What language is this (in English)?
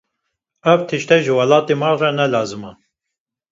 Kurdish